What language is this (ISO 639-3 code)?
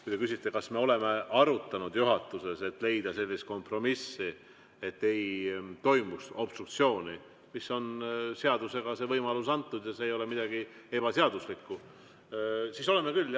est